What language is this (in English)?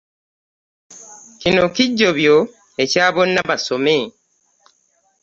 Ganda